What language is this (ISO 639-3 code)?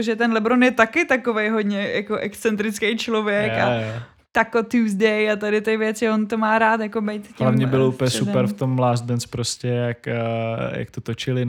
ces